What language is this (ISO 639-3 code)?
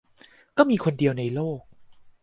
tha